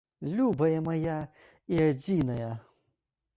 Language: Belarusian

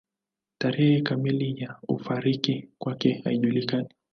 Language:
Swahili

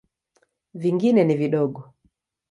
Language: Swahili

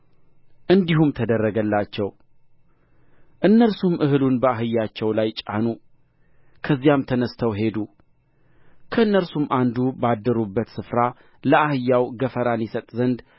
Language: Amharic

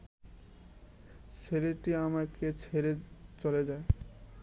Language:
Bangla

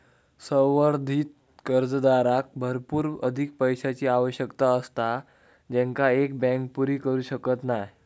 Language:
Marathi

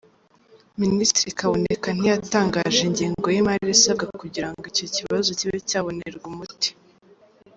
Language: Kinyarwanda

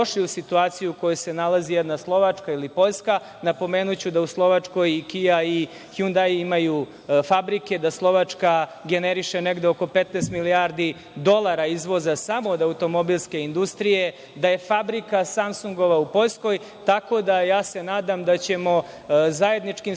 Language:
Serbian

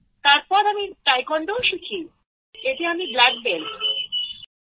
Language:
Bangla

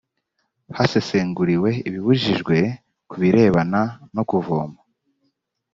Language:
Kinyarwanda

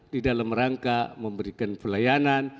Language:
Indonesian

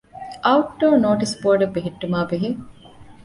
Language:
Divehi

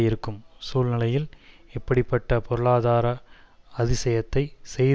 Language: Tamil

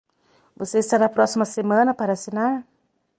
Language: Portuguese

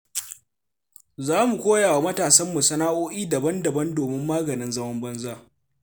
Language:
Hausa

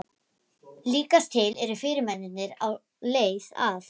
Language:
Icelandic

